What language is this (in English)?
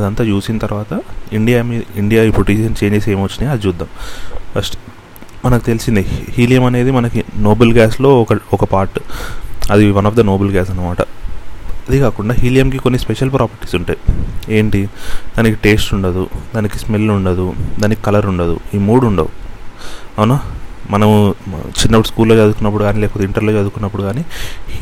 Telugu